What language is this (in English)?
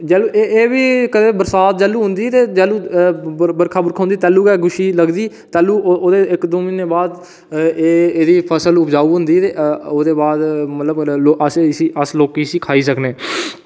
Dogri